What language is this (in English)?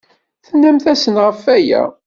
Kabyle